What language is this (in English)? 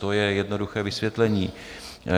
Czech